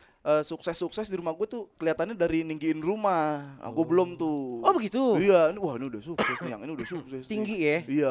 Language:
Indonesian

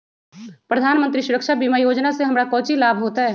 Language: Magahi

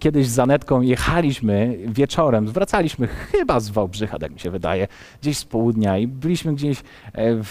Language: Polish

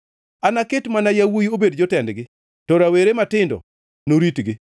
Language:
Luo (Kenya and Tanzania)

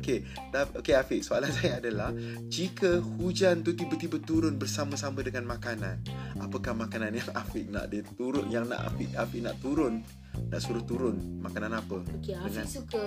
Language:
Malay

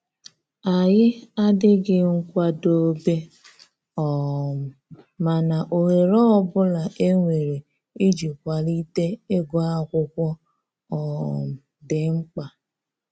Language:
Igbo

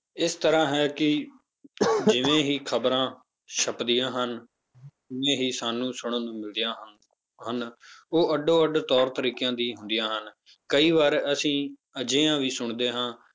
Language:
Punjabi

